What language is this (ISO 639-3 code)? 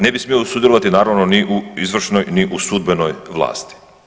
hrv